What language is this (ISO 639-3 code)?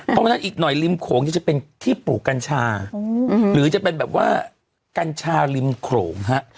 tha